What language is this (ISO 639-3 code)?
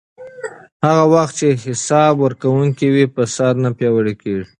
pus